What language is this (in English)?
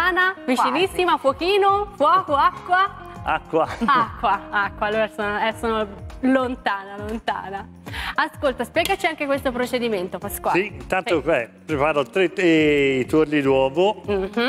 Italian